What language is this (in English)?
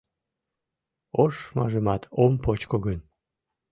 Mari